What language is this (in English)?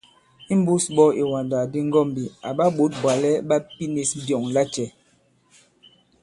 Bankon